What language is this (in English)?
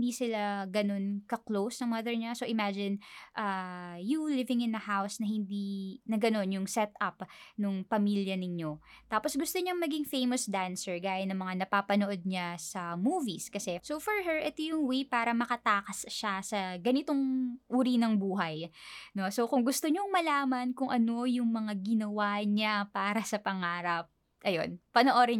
Filipino